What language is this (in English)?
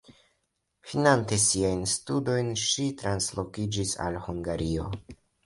Esperanto